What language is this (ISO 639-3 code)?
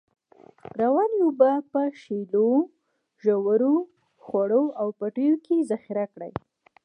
pus